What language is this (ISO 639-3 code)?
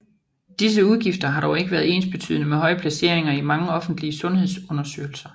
dan